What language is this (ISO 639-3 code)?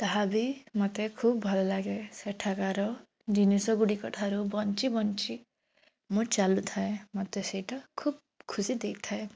ori